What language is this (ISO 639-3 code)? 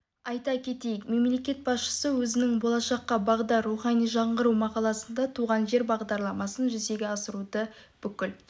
kaz